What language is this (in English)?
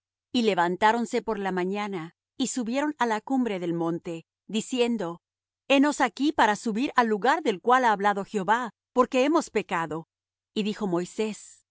Spanish